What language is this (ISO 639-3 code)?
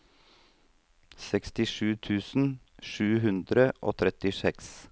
nor